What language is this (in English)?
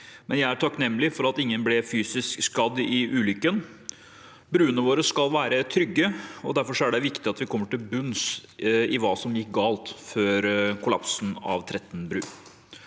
Norwegian